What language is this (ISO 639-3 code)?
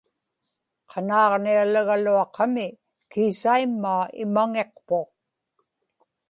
ipk